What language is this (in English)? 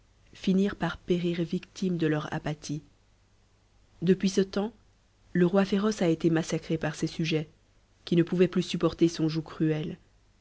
French